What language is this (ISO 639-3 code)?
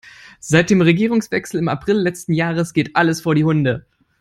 eng